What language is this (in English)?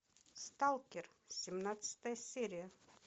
Russian